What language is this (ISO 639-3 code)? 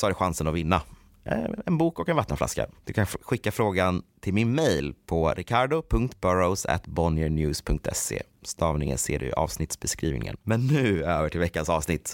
swe